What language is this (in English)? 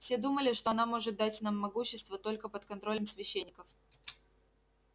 Russian